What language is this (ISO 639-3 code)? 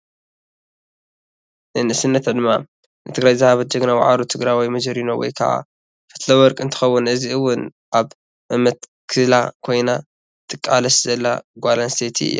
tir